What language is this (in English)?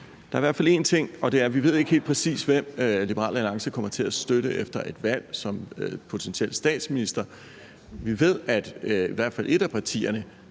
Danish